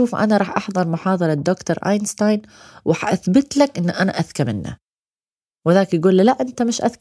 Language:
Arabic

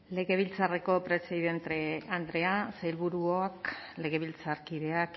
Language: Basque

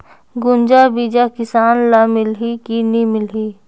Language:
Chhattisgarhi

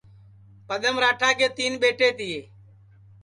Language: Sansi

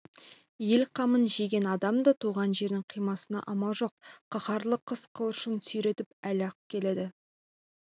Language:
Kazakh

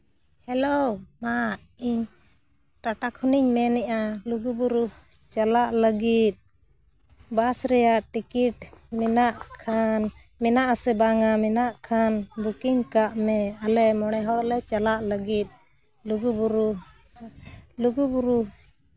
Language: Santali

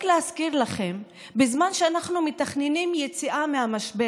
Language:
Hebrew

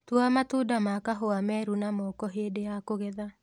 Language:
Kikuyu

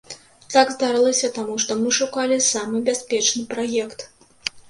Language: Belarusian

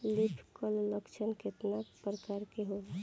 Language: Bhojpuri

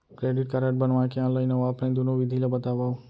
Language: Chhattisgarhi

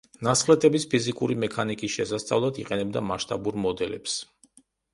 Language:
Georgian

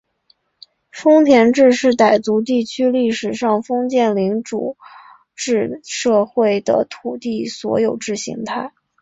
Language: Chinese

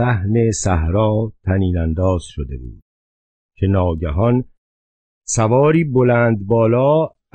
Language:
Persian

